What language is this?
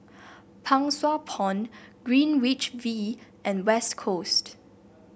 English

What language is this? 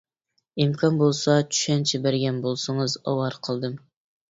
Uyghur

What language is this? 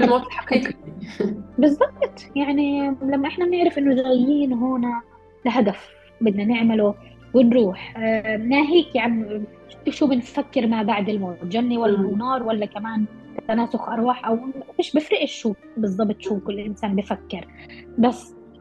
Arabic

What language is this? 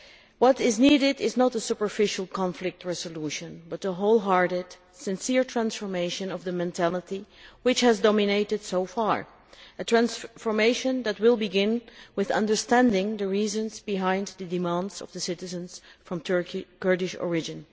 English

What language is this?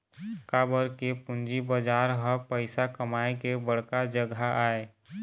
Chhattisgarhi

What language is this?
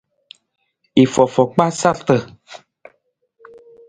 Nawdm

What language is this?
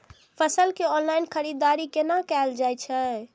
Maithili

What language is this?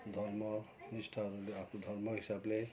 Nepali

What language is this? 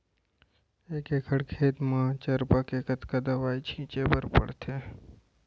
Chhattisgarhi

